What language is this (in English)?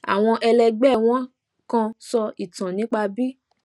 Yoruba